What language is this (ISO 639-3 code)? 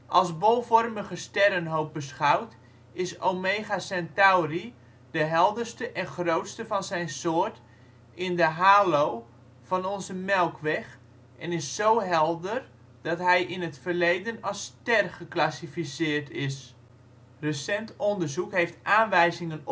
nld